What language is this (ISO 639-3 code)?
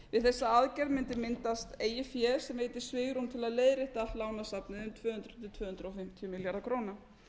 isl